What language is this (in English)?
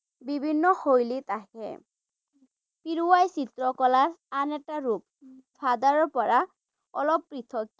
Assamese